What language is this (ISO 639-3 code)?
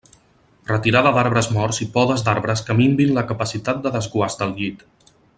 cat